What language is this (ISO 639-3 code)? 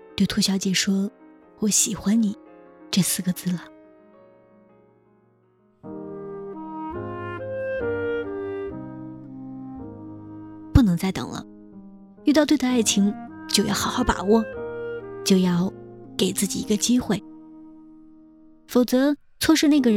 zho